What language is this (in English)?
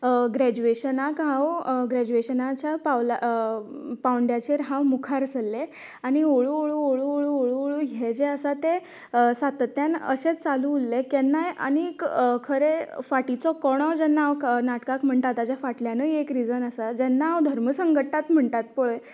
Konkani